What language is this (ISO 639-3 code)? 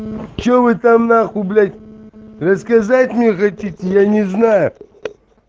rus